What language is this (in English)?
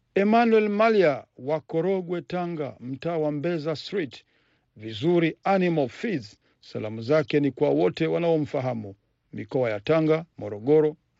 Swahili